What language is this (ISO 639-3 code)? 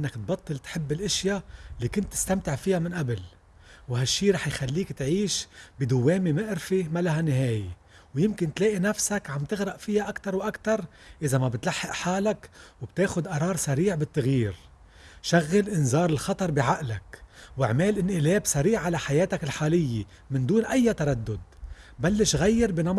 ara